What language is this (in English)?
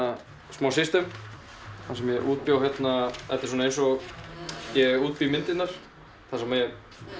Icelandic